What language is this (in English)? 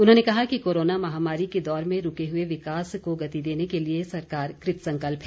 Hindi